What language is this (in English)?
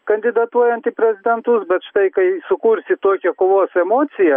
Lithuanian